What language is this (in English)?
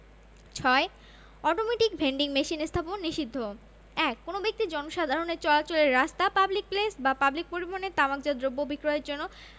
Bangla